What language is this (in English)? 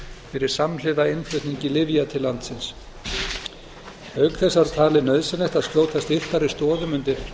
Icelandic